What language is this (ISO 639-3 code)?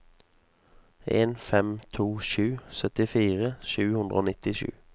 nor